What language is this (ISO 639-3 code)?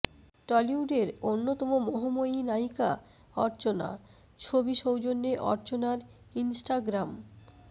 ben